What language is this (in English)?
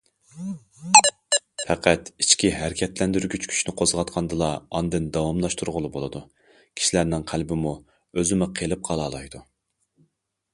Uyghur